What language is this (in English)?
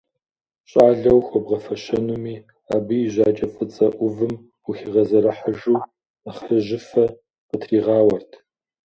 Kabardian